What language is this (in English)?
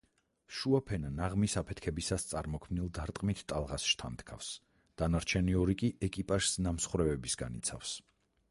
Georgian